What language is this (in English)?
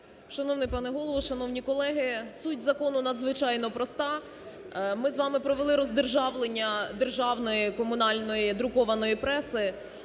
Ukrainian